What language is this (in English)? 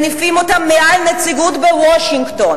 Hebrew